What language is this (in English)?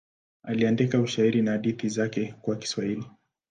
Swahili